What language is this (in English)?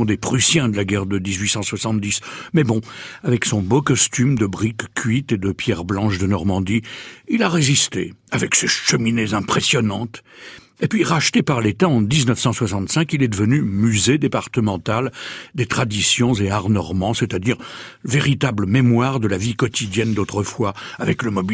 French